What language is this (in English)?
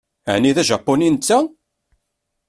Kabyle